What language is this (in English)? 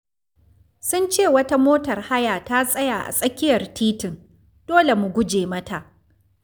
Hausa